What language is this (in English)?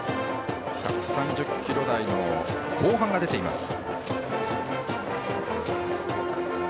Japanese